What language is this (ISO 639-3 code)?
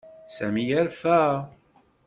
kab